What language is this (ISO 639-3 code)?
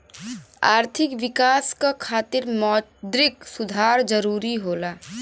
bho